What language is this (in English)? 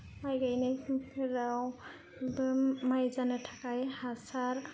Bodo